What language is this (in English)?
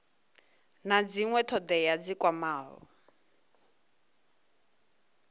Venda